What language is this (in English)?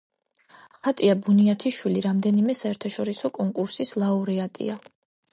Georgian